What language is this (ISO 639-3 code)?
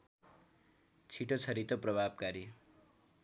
nep